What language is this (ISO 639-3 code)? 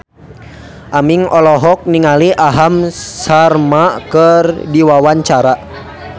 sun